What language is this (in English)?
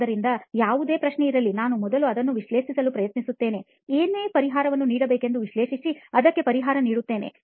Kannada